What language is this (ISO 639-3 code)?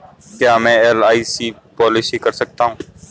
hin